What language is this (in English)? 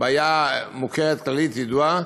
Hebrew